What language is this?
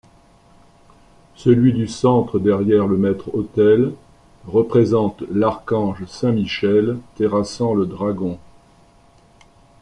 French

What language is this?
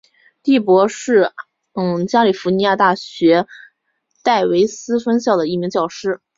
Chinese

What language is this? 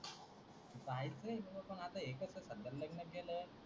Marathi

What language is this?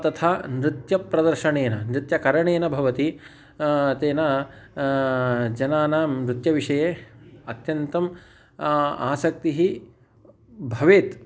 Sanskrit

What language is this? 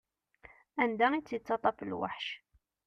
Kabyle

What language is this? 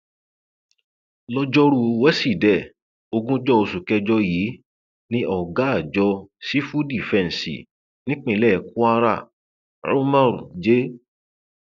Yoruba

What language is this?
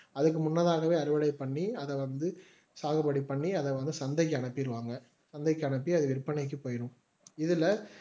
Tamil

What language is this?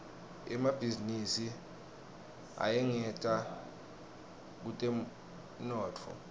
Swati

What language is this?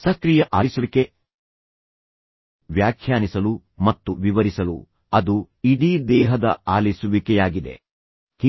Kannada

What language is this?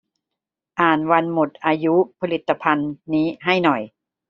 Thai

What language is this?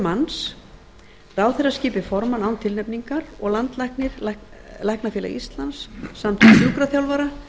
Icelandic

